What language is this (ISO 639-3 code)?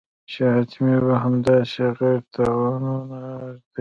pus